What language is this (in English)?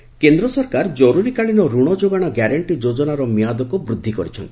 Odia